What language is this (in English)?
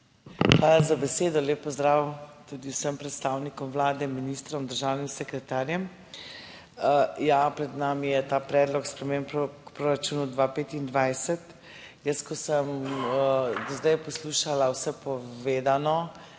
Slovenian